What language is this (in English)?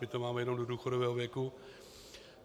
Czech